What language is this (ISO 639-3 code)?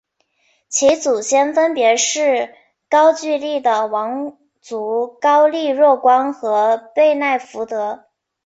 zho